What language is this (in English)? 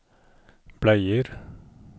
Norwegian